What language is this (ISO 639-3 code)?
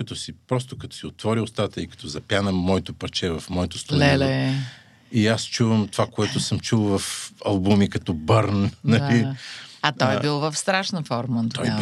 bul